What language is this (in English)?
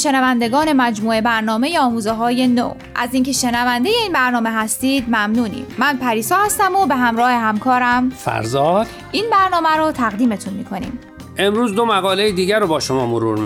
Persian